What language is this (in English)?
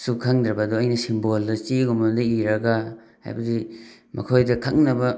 Manipuri